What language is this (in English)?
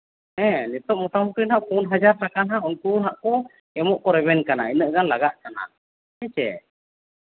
Santali